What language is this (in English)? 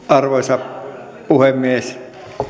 Finnish